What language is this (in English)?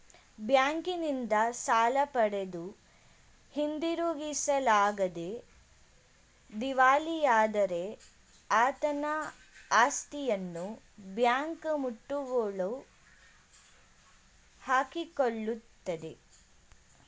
Kannada